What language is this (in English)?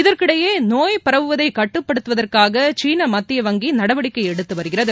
Tamil